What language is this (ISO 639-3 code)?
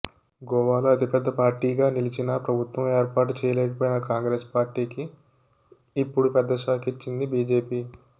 tel